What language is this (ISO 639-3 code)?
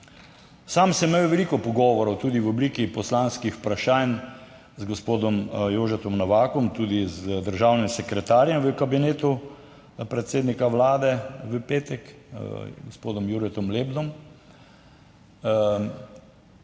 slv